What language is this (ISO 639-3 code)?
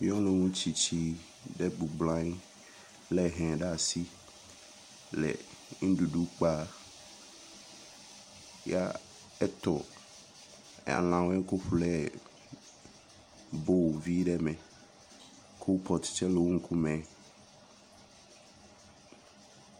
ewe